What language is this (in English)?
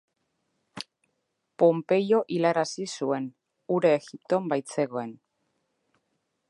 Basque